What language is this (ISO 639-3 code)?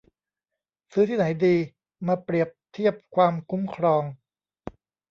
tha